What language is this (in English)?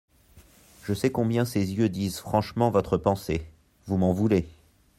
French